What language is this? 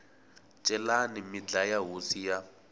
Tsonga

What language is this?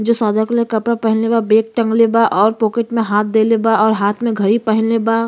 Bhojpuri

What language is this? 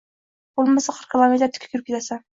Uzbek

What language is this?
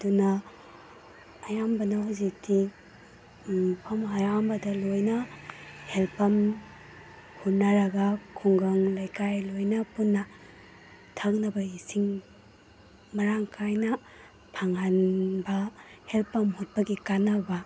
Manipuri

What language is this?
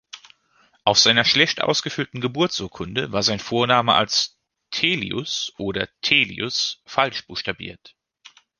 German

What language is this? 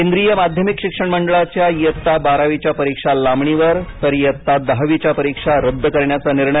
Marathi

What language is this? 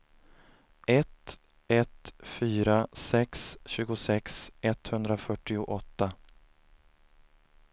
Swedish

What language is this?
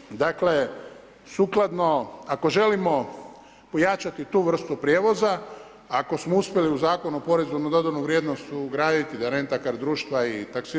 Croatian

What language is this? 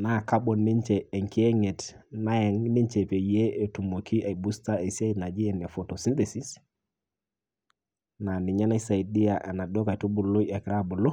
Masai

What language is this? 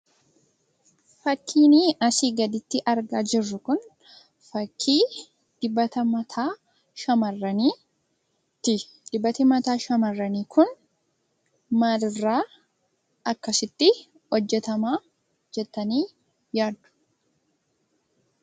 Oromo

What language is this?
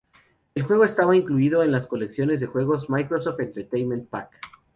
Spanish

